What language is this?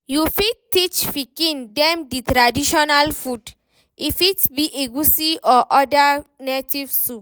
Nigerian Pidgin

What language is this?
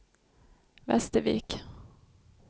Swedish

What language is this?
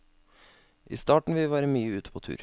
Norwegian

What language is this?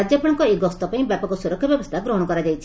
Odia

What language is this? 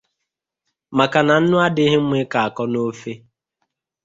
Igbo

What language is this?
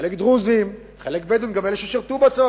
Hebrew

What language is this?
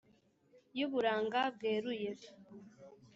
Kinyarwanda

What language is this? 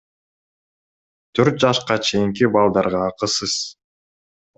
Kyrgyz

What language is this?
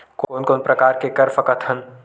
Chhattisgarhi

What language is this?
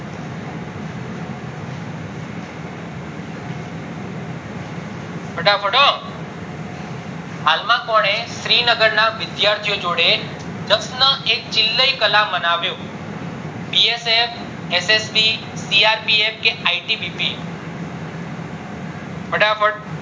Gujarati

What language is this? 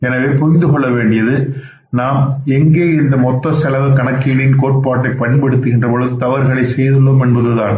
Tamil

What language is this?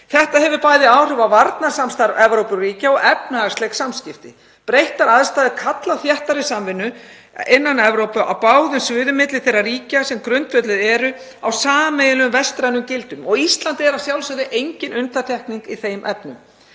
Icelandic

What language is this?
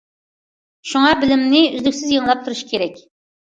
Uyghur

